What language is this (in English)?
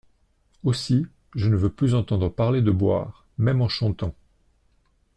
French